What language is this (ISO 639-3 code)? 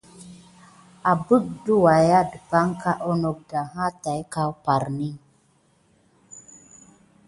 gid